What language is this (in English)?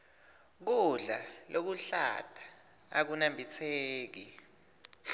Swati